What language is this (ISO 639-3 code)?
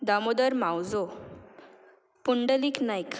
kok